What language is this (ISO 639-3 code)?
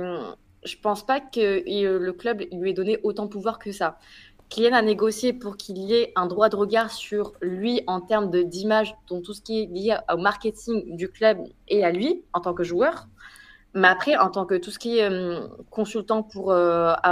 fra